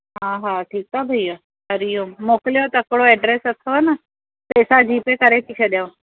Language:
Sindhi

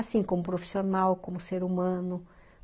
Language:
Portuguese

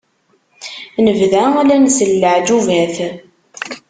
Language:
Kabyle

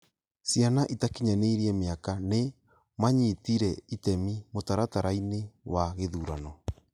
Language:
Kikuyu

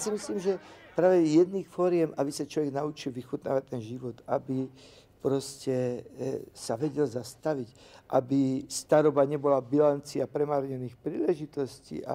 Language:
Czech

